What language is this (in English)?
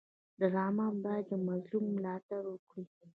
Pashto